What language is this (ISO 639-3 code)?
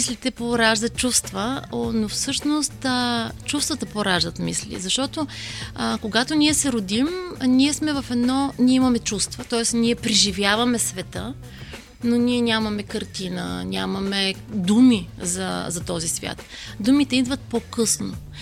bul